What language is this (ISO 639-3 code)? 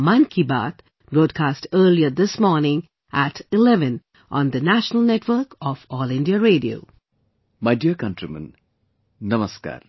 eng